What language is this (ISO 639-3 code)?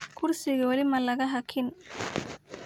som